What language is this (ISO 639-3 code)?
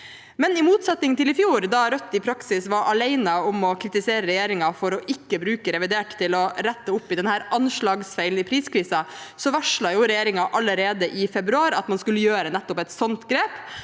nor